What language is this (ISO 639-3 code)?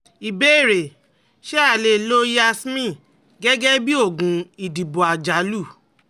yor